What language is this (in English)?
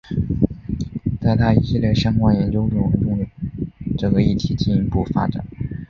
Chinese